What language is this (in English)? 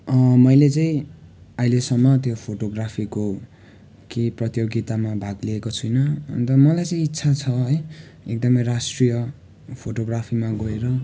Nepali